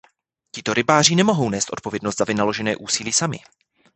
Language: Czech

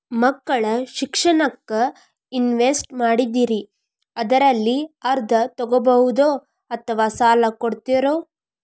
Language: Kannada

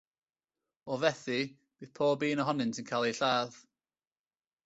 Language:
Welsh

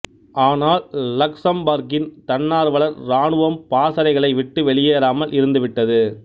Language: Tamil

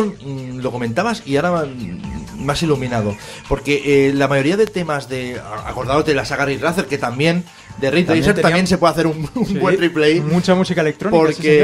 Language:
Spanish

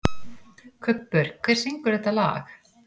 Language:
Icelandic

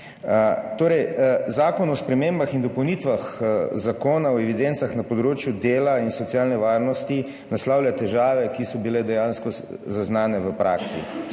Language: Slovenian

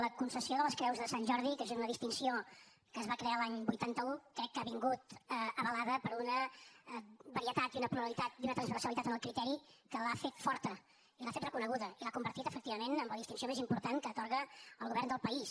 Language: Catalan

